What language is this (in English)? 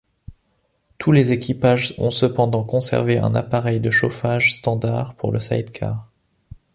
French